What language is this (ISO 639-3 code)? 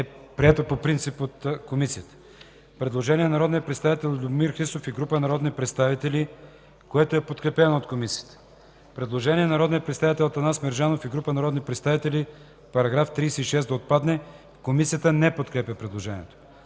bul